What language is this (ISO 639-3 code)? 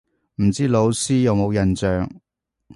yue